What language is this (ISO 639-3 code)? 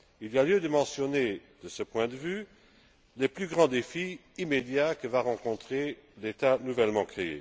fra